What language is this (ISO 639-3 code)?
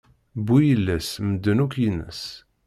kab